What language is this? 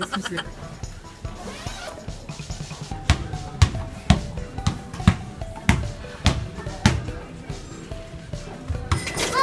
Russian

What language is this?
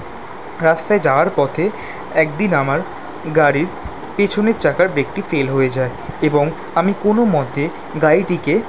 Bangla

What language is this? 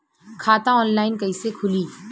Bhojpuri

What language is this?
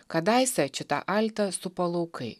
Lithuanian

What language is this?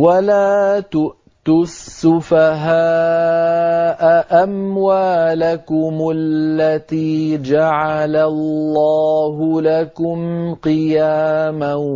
Arabic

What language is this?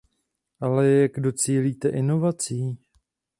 Czech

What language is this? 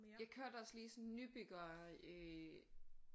Danish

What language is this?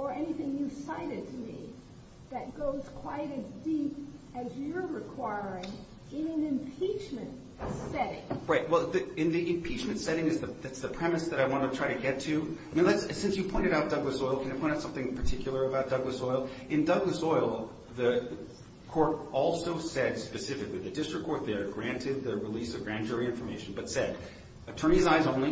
English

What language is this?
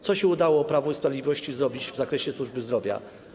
Polish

